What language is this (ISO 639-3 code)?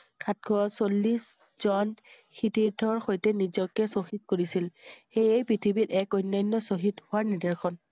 asm